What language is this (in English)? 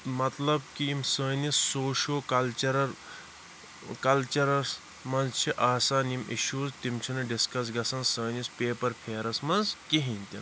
Kashmiri